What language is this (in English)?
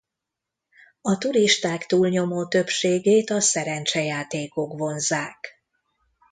Hungarian